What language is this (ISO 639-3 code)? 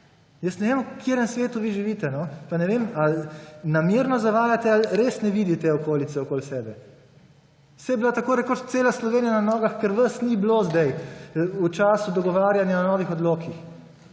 slv